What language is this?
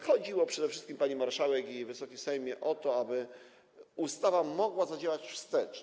Polish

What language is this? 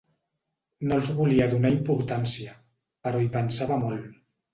Catalan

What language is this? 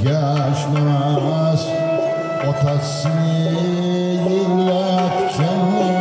Arabic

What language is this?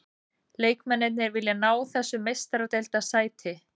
Icelandic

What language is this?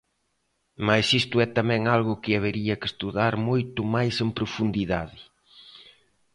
Galician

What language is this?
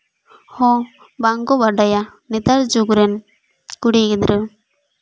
Santali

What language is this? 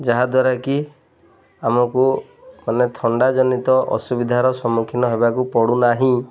Odia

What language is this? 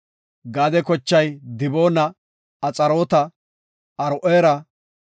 Gofa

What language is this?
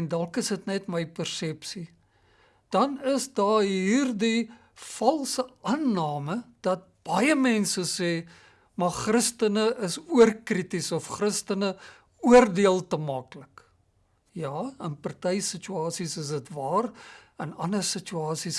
Dutch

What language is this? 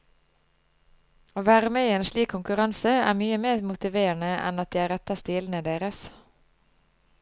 Norwegian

